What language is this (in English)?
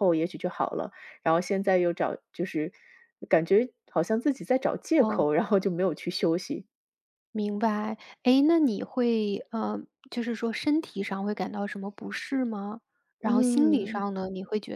Chinese